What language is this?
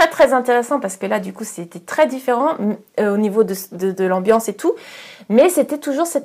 French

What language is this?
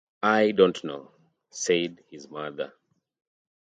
English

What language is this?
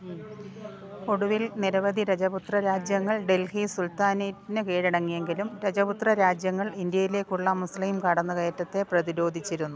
Malayalam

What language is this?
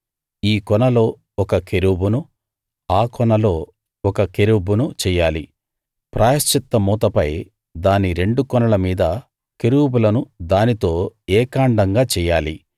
Telugu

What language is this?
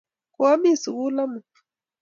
Kalenjin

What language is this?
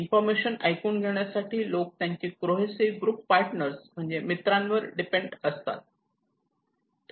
Marathi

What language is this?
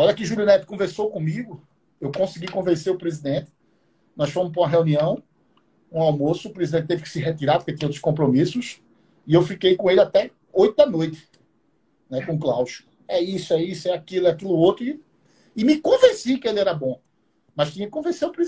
Portuguese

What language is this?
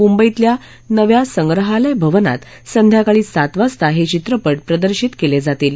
Marathi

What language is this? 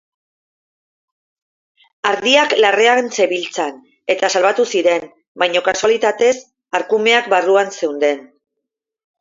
Basque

